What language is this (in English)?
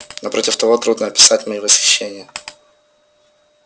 Russian